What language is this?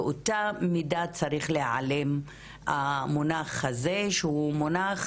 Hebrew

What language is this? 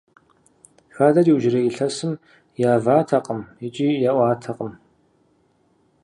Kabardian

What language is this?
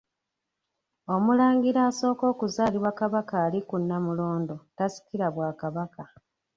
Ganda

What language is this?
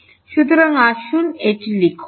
Bangla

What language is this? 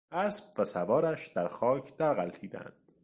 Persian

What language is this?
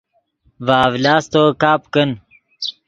Yidgha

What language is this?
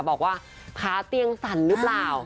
Thai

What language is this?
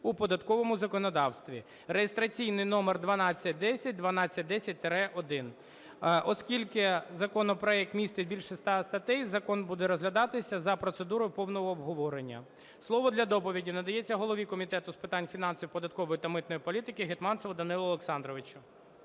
Ukrainian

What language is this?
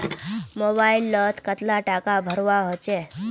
Magahi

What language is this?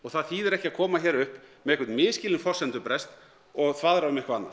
Icelandic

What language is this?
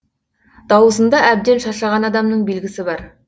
Kazakh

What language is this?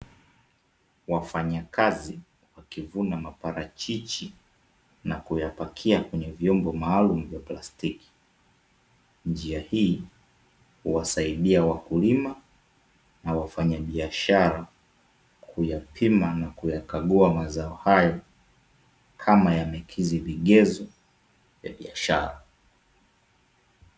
Swahili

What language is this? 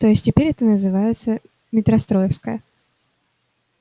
Russian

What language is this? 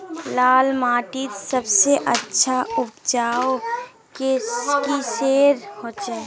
Magahi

